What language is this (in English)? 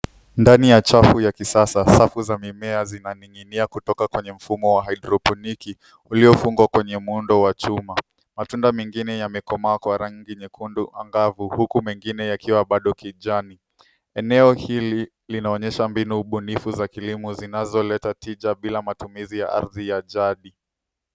Swahili